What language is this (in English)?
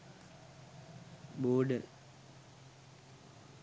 Sinhala